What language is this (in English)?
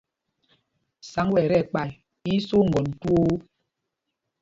Mpumpong